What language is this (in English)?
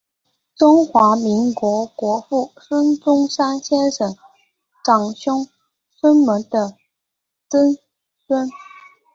Chinese